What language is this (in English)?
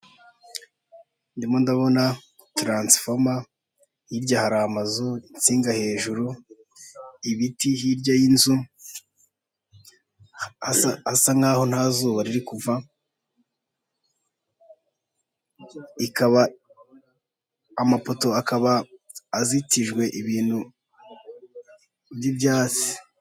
Kinyarwanda